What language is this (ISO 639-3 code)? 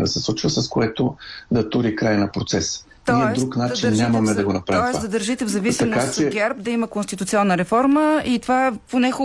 bul